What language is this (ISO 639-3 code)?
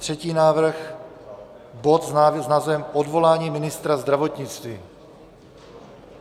ces